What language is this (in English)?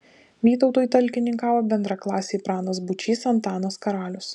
Lithuanian